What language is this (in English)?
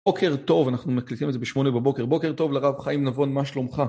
Hebrew